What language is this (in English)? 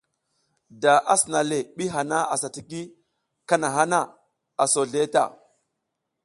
South Giziga